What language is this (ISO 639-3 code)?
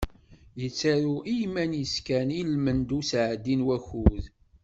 kab